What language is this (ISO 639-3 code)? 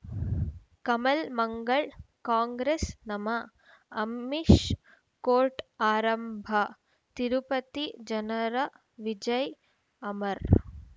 kan